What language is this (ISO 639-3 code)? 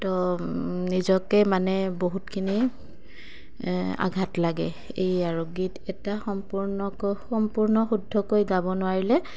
asm